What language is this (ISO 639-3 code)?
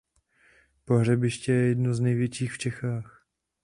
ces